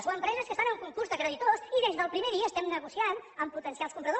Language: Catalan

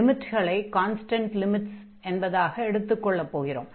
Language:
Tamil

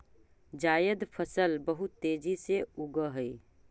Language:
Magahi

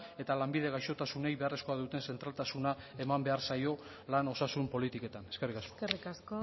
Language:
Basque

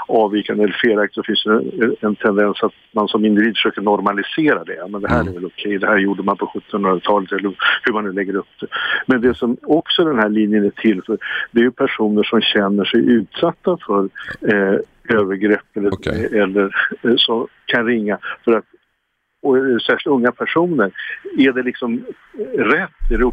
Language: Swedish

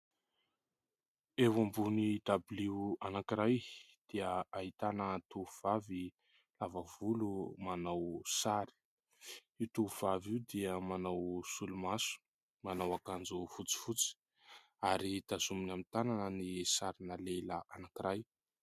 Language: Malagasy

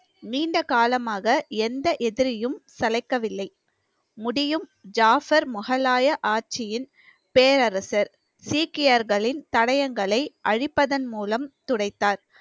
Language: Tamil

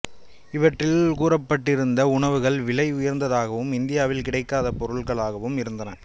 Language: Tamil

